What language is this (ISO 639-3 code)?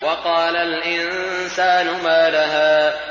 ara